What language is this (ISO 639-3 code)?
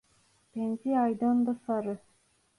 tur